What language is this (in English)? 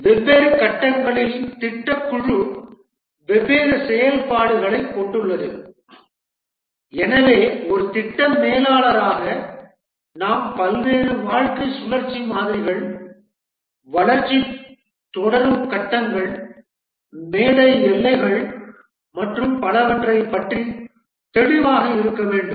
Tamil